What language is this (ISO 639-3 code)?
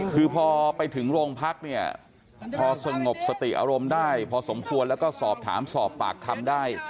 tha